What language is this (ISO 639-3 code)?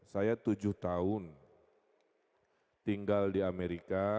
ind